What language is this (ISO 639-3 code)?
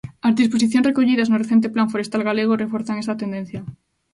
glg